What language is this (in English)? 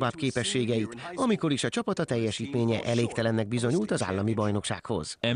Hungarian